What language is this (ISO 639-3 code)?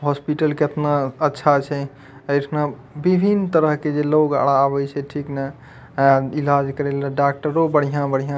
mai